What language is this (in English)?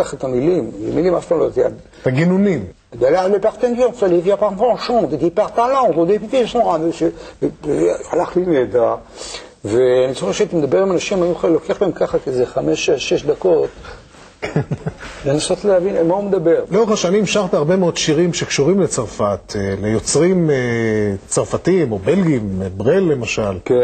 Hebrew